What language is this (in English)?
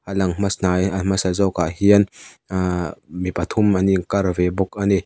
Mizo